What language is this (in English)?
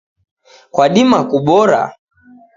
Taita